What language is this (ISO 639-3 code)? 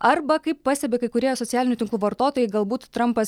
lit